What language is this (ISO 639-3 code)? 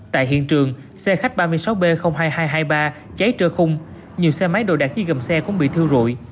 vie